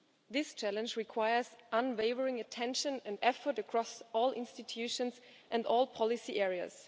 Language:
English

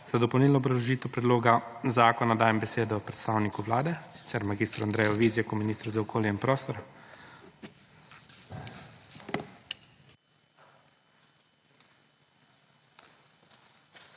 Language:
Slovenian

